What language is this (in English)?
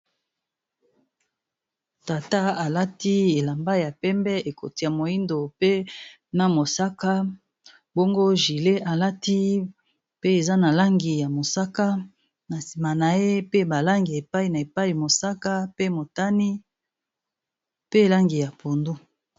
Lingala